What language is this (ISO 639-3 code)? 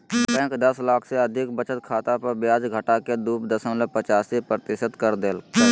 mag